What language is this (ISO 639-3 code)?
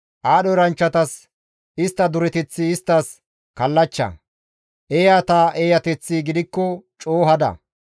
gmv